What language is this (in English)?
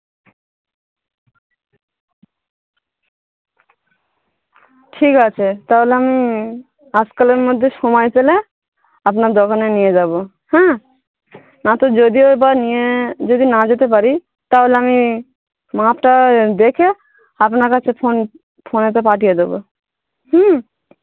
Bangla